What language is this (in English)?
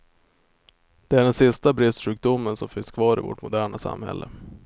Swedish